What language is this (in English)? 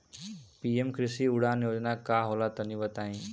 Bhojpuri